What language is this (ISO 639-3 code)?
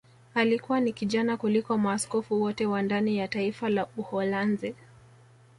swa